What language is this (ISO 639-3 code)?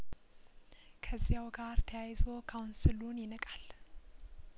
amh